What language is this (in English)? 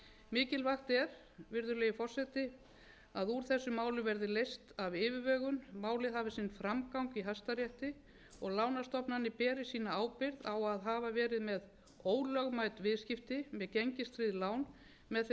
Icelandic